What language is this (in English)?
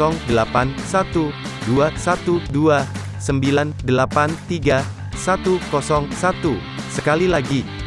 Indonesian